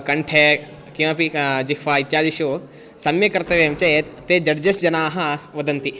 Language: Sanskrit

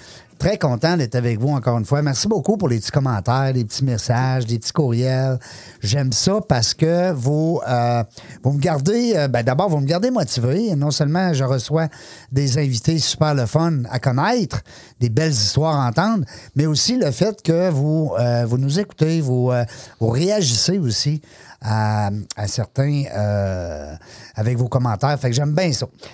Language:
French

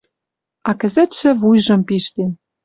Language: Western Mari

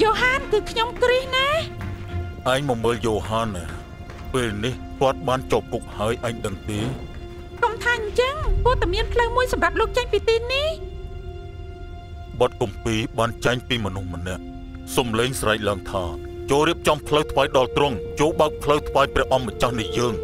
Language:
Thai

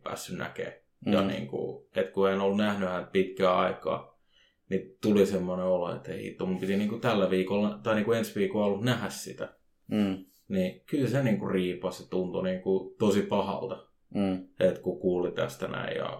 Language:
Finnish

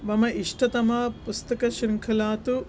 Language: Sanskrit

